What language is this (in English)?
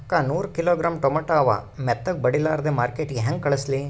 Kannada